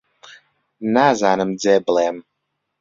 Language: Central Kurdish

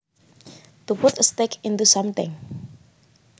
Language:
Javanese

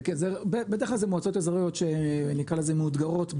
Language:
Hebrew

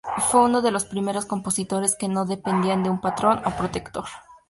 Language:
Spanish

